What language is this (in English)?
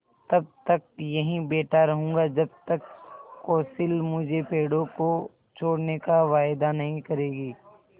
Hindi